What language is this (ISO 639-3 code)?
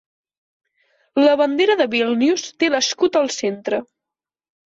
cat